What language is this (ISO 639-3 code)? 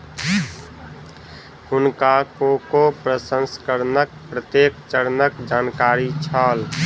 mai